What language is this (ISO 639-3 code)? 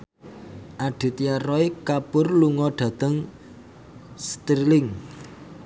jav